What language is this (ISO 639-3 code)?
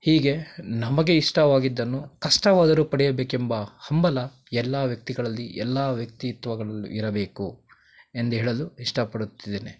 kan